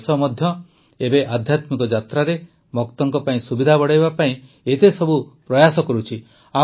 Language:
Odia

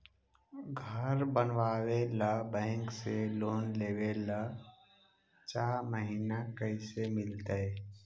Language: Magahi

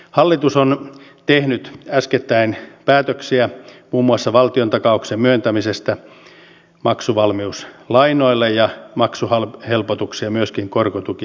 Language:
Finnish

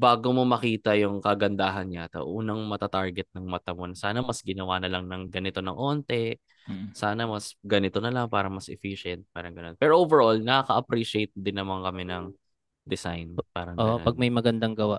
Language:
Filipino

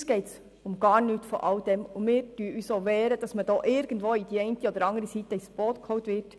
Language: Swiss German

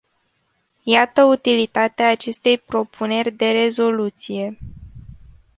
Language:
Romanian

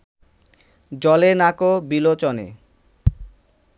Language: Bangla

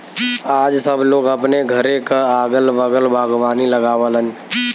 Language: Bhojpuri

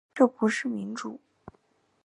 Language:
Chinese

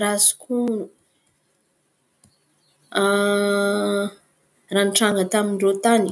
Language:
Antankarana Malagasy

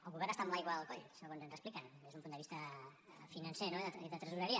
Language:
Catalan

